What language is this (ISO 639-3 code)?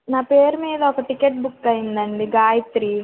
tel